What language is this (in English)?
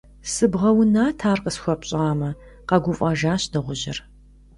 Kabardian